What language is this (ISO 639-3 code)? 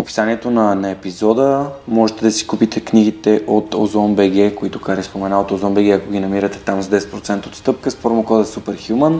bul